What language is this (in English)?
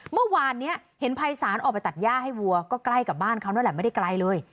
Thai